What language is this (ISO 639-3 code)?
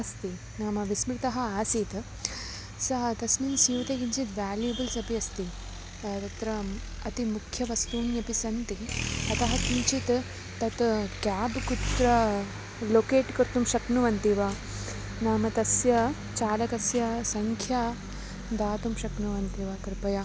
san